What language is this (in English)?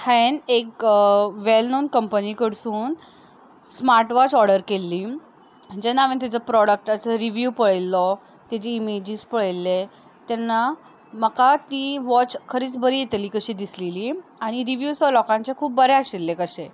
Konkani